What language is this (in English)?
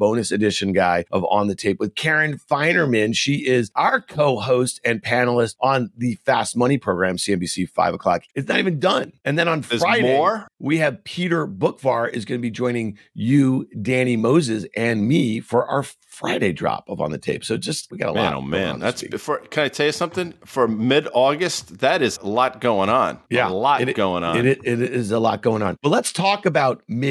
English